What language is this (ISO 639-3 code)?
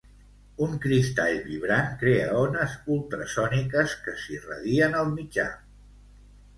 cat